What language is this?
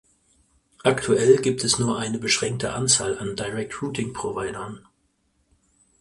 German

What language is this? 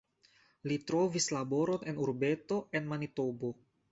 Esperanto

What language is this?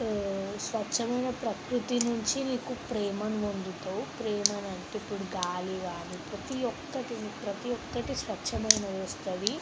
Telugu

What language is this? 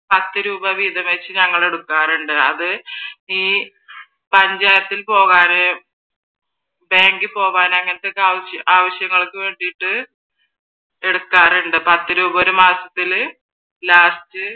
Malayalam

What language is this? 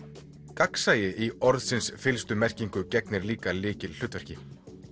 Icelandic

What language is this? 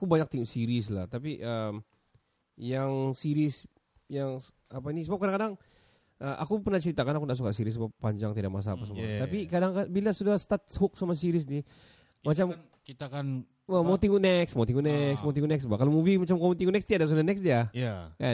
Malay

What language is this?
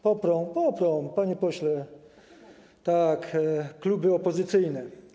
Polish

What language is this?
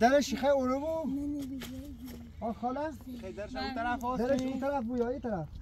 Persian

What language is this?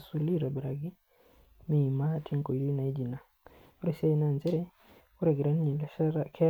Masai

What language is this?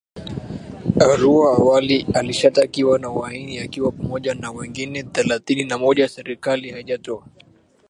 Swahili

